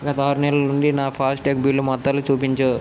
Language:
Telugu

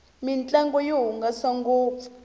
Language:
Tsonga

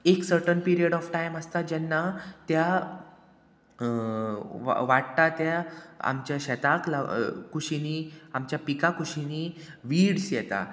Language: Konkani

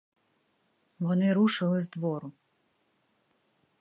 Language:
Ukrainian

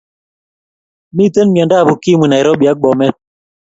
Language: Kalenjin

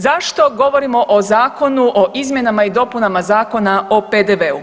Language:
Croatian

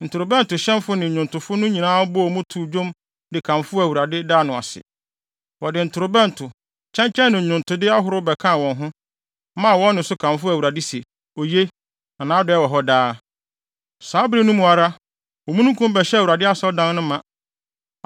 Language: Akan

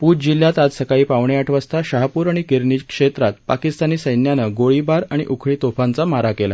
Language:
Marathi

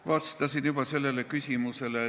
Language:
Estonian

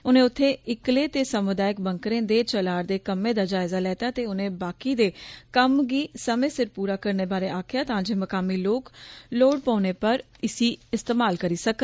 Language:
Dogri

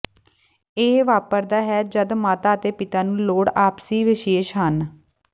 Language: Punjabi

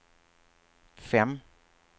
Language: Swedish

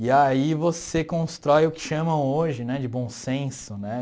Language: Portuguese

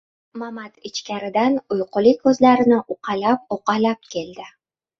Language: Uzbek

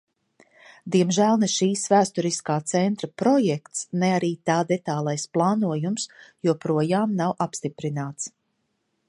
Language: Latvian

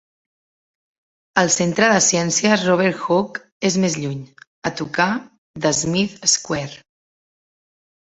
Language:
Catalan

